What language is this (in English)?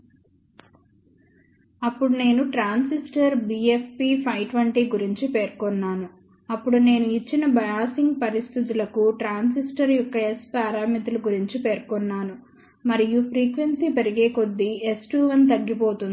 Telugu